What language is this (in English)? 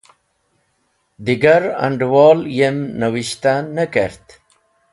Wakhi